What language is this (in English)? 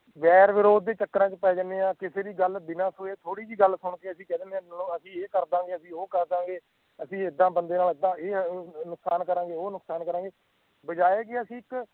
Punjabi